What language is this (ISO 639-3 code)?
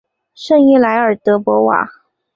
zho